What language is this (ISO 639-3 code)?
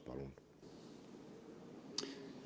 est